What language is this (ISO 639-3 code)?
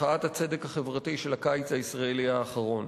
heb